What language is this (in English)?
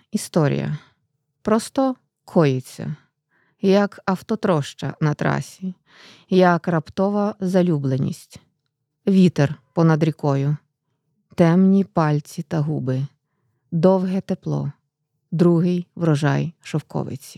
Ukrainian